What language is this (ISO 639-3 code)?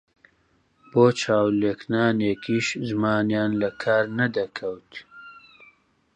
ckb